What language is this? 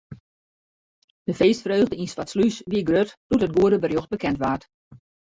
Western Frisian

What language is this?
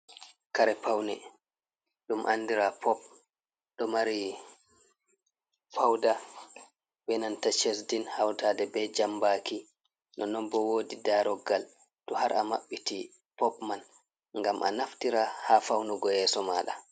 Fula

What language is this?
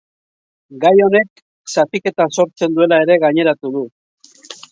Basque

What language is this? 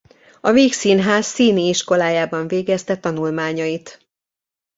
Hungarian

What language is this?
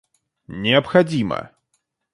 Russian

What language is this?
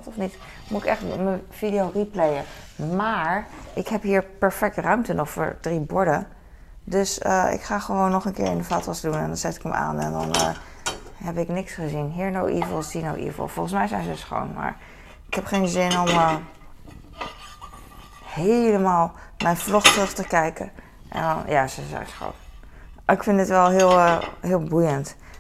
Dutch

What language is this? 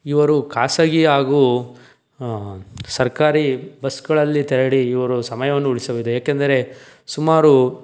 Kannada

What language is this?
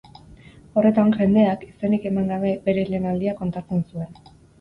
Basque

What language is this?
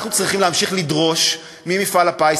Hebrew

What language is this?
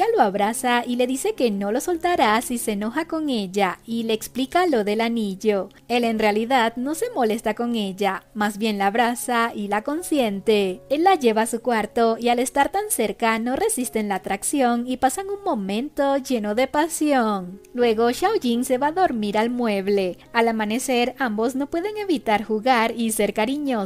Spanish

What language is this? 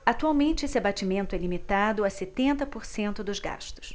Portuguese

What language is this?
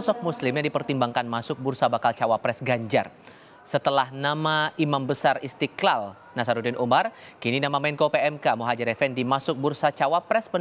Indonesian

